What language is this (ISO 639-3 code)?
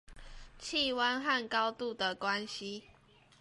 zho